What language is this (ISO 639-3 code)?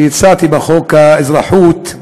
heb